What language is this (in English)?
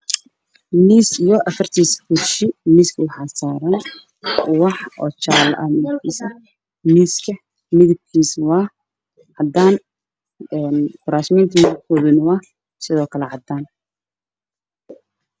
Somali